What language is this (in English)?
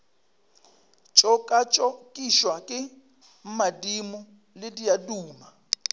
Northern Sotho